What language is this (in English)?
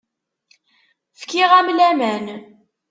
Kabyle